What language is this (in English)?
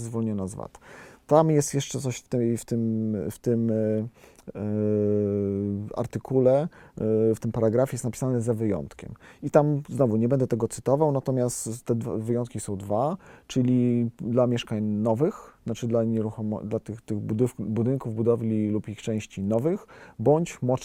Polish